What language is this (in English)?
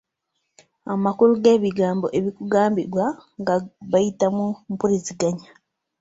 Ganda